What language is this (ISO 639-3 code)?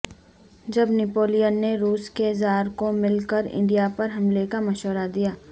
urd